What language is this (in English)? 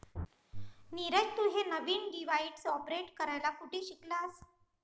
Marathi